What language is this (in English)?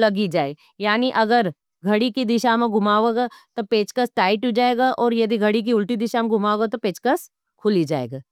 Nimadi